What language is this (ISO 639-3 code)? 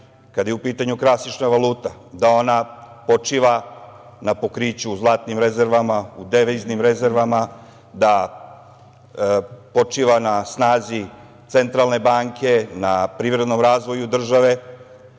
srp